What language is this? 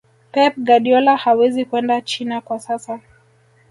Swahili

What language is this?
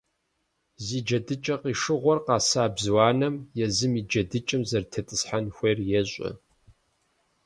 Kabardian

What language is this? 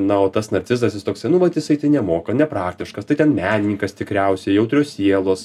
Lithuanian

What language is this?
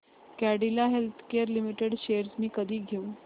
Marathi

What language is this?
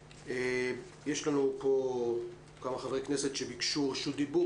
Hebrew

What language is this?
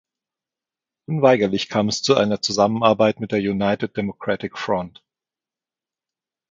German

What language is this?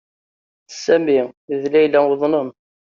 Kabyle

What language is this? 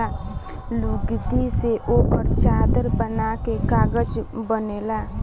Bhojpuri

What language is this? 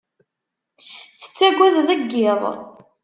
Kabyle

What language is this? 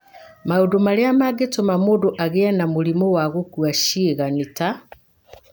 Kikuyu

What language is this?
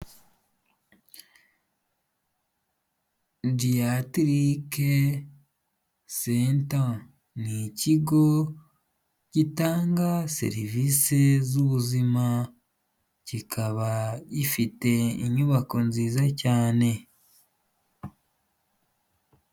Kinyarwanda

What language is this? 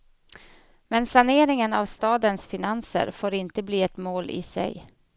Swedish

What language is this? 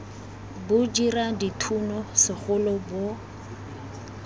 Tswana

